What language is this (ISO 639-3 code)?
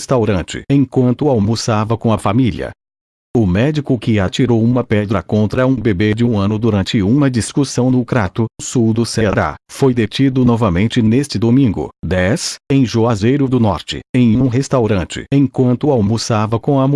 por